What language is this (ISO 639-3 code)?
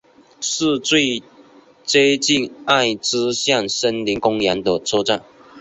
zho